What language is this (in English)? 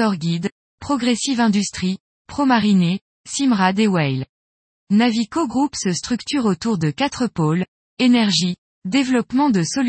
French